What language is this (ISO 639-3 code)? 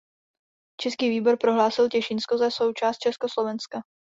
ces